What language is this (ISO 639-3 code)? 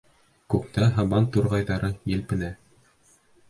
bak